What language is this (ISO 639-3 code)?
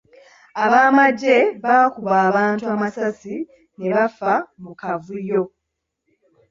lug